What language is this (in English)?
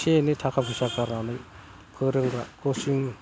Bodo